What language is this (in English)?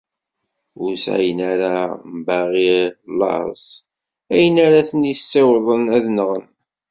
Kabyle